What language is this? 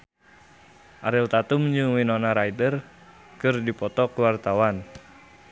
Sundanese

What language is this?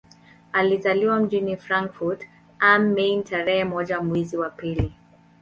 Swahili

